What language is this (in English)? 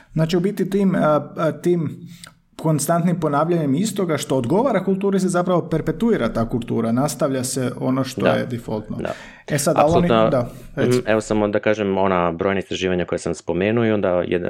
Croatian